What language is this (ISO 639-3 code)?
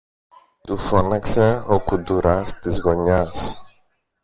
ell